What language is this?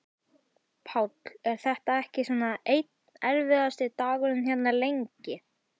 Icelandic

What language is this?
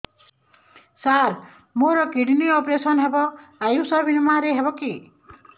Odia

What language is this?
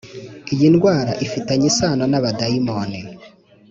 Kinyarwanda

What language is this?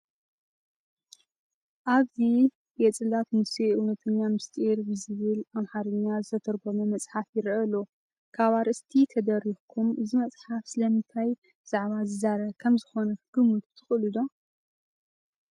Tigrinya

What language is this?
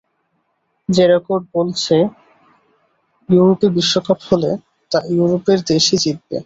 Bangla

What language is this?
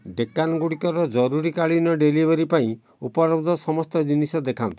Odia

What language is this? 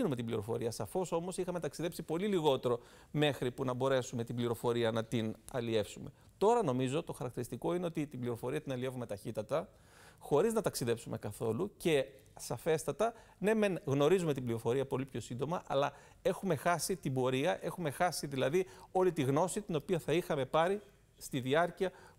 Greek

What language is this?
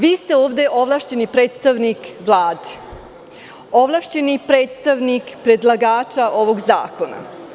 Serbian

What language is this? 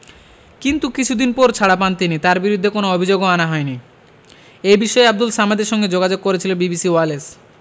Bangla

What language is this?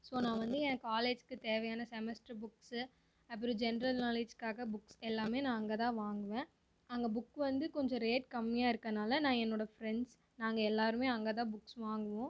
Tamil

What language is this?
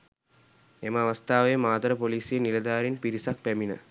Sinhala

